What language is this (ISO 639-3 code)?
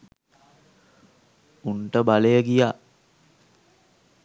sin